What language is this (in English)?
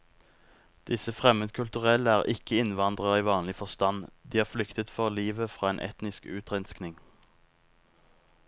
Norwegian